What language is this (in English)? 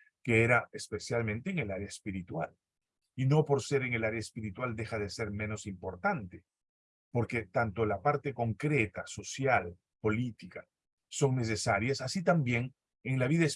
Spanish